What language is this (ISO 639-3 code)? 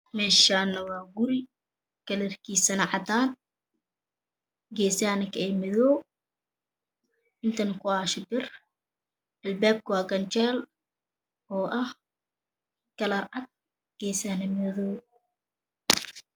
som